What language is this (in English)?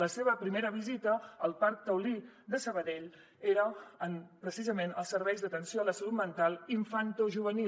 Catalan